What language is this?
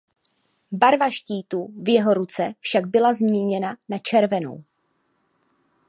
Czech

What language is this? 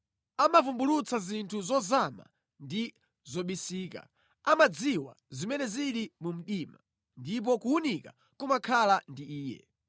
Nyanja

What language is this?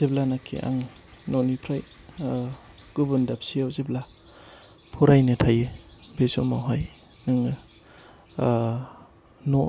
Bodo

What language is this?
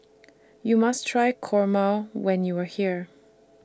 English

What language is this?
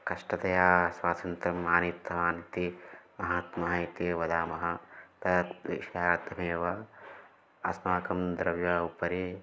Sanskrit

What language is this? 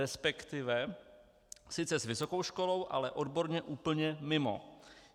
Czech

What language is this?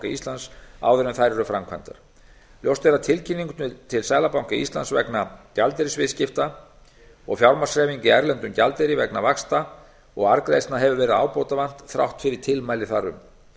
Icelandic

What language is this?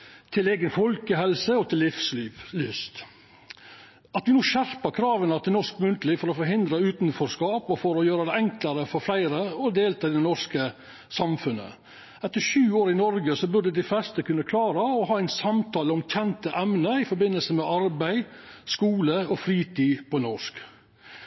Norwegian Nynorsk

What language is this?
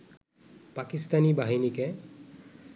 Bangla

